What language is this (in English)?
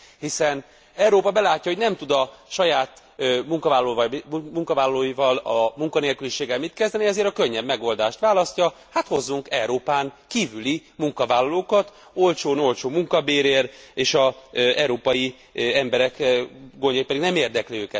Hungarian